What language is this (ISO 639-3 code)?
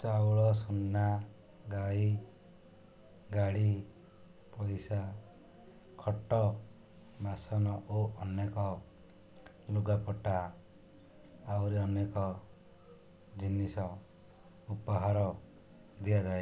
ori